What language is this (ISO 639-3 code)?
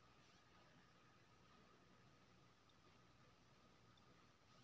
mai